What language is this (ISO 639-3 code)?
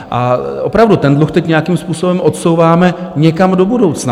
ces